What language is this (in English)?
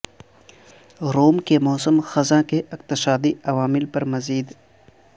Urdu